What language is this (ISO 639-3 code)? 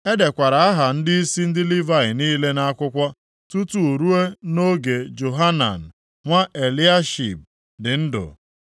ibo